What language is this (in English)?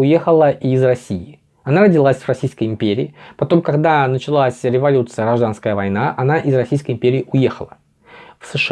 Russian